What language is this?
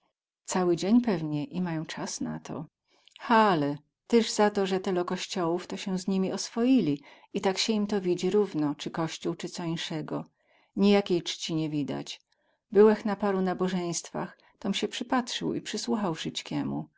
Polish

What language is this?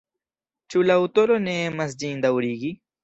Esperanto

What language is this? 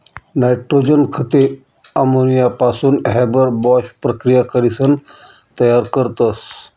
Marathi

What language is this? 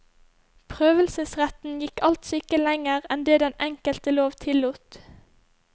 Norwegian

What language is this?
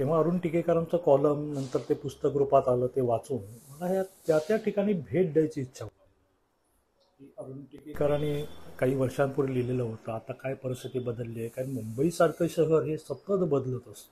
Marathi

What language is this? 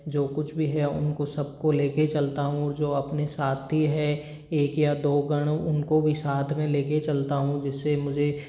Hindi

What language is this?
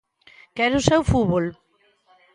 Galician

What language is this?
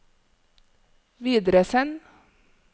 Norwegian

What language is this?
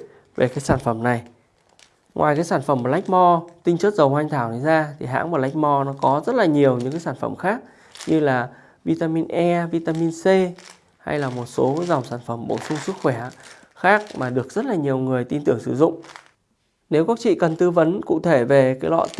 Vietnamese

